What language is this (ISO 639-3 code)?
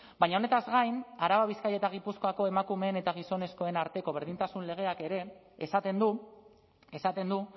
eus